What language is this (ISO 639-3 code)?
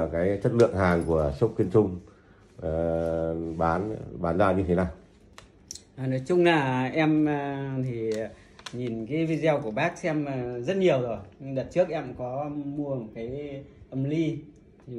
vie